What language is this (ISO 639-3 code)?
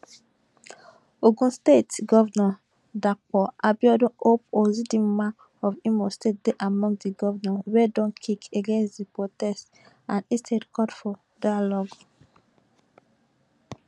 pcm